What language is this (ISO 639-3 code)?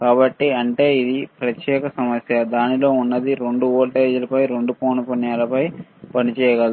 tel